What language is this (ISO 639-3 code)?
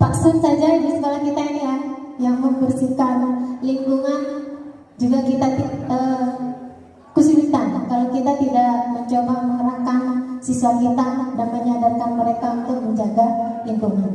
ind